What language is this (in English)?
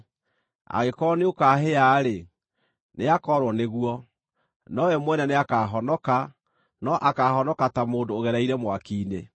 Kikuyu